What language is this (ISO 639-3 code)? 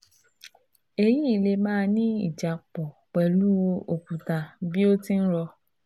yor